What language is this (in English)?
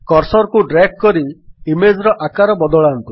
Odia